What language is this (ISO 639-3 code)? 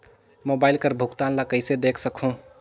hne